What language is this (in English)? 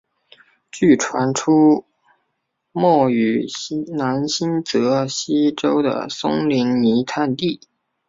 Chinese